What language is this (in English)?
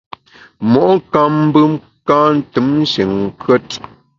Bamun